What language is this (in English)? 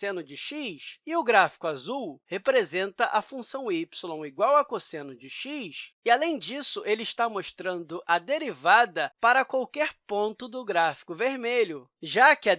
Portuguese